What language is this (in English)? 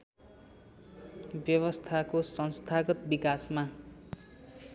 Nepali